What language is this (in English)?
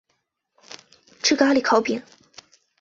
Chinese